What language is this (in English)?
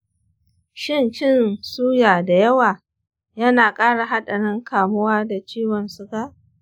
Hausa